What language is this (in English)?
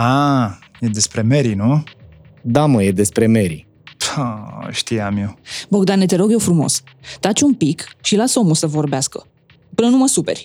Romanian